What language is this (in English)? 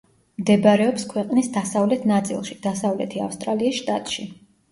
Georgian